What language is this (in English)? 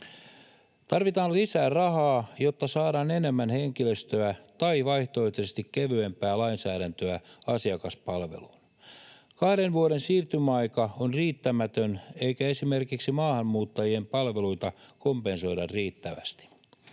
Finnish